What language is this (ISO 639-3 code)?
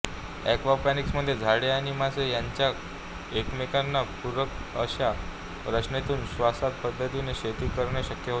mar